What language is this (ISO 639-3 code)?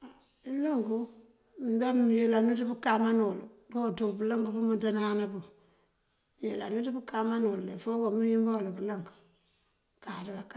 mfv